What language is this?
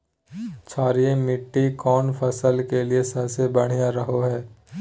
Magahi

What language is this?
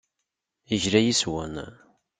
Kabyle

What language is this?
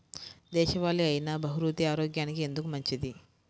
Telugu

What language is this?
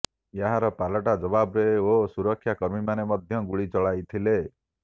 Odia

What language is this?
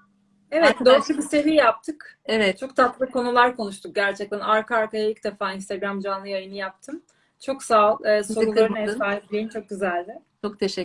Turkish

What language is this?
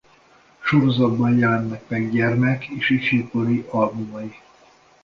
Hungarian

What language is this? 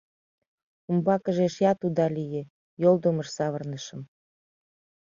Mari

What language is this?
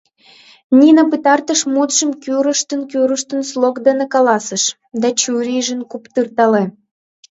Mari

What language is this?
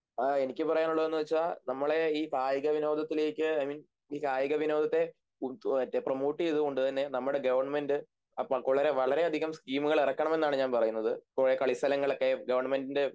Malayalam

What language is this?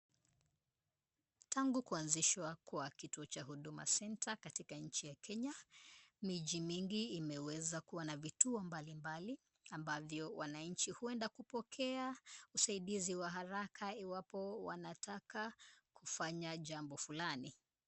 Swahili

